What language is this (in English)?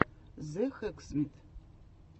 Russian